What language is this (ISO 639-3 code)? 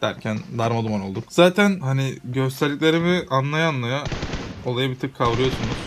tur